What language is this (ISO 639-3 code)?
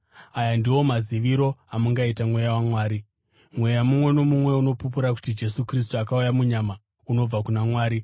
sna